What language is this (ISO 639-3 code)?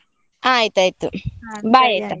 kan